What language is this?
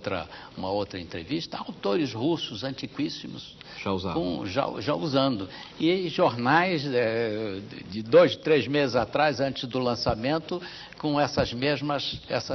Portuguese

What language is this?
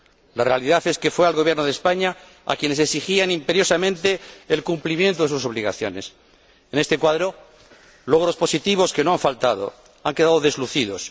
Spanish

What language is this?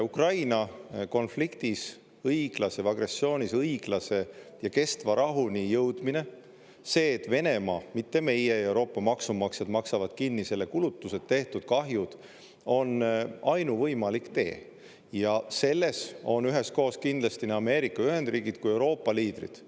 Estonian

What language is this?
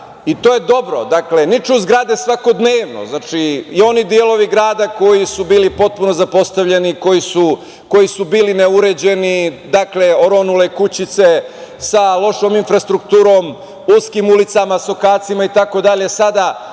Serbian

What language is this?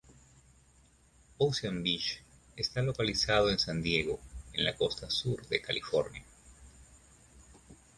Spanish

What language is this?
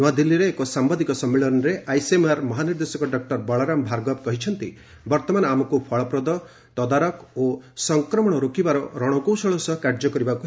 Odia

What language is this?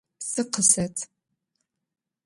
Adyghe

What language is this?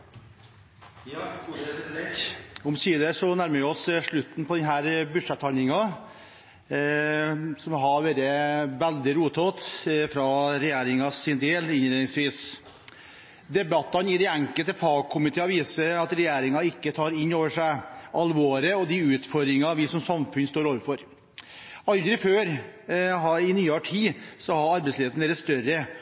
Norwegian Bokmål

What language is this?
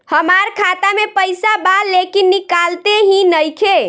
Bhojpuri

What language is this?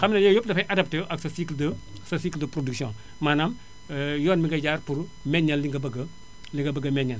Wolof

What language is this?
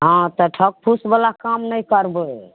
Maithili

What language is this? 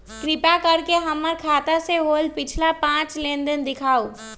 Magahi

